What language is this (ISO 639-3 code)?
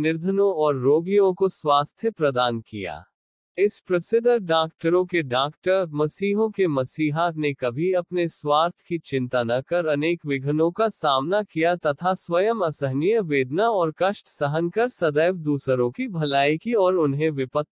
hin